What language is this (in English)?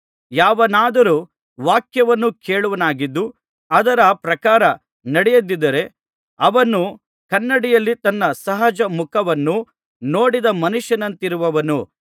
Kannada